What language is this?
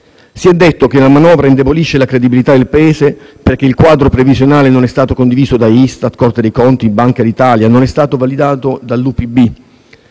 Italian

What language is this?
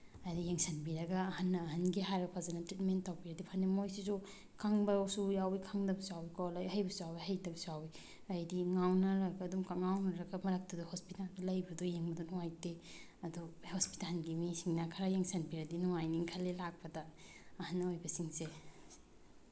Manipuri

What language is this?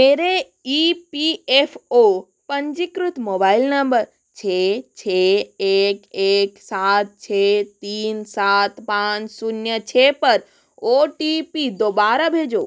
Hindi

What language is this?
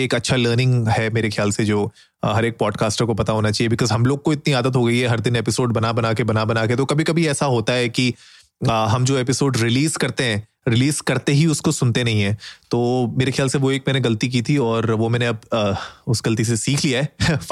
Hindi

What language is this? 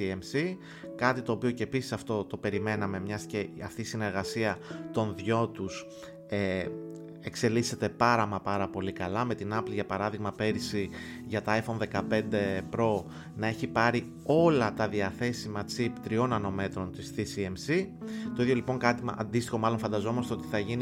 Greek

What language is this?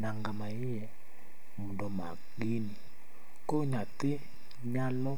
Luo (Kenya and Tanzania)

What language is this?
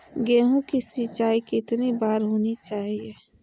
Magahi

